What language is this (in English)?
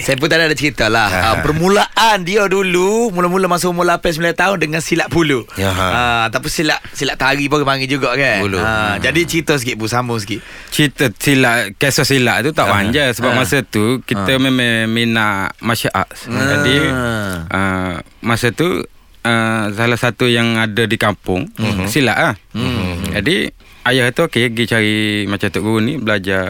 Malay